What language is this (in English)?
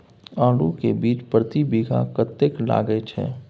Maithili